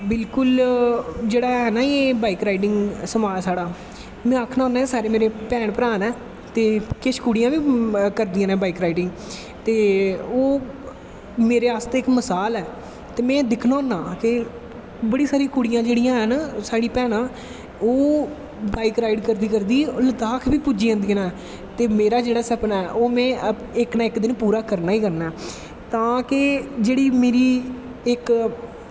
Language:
Dogri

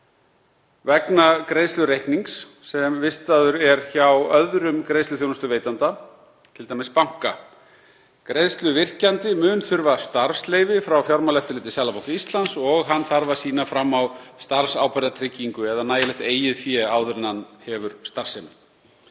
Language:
Icelandic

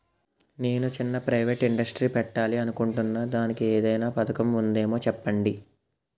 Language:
Telugu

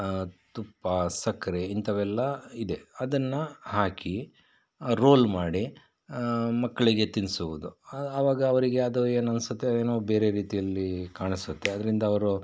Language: Kannada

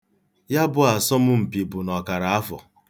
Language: Igbo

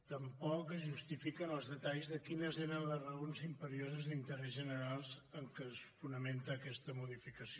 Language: Catalan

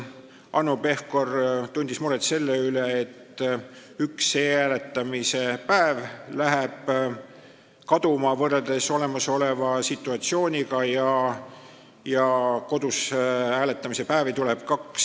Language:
Estonian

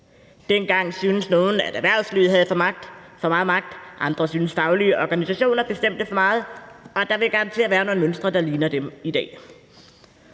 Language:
Danish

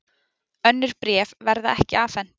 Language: Icelandic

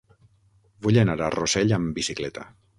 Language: Catalan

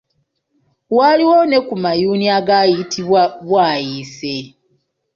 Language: Ganda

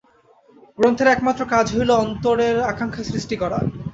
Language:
Bangla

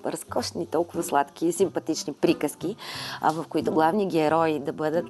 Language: Bulgarian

